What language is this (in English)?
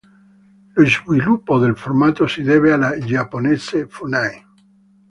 Italian